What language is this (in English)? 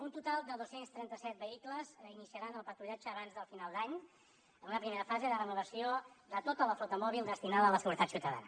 Catalan